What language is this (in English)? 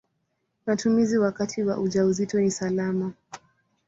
Swahili